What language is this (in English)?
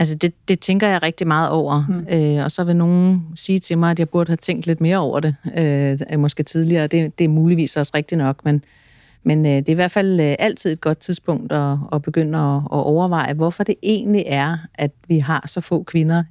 Danish